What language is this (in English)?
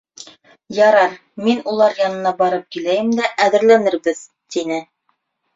Bashkir